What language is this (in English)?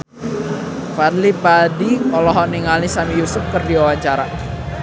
Sundanese